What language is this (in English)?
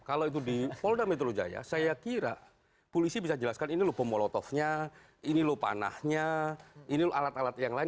Indonesian